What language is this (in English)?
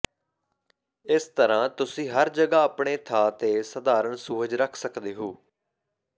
Punjabi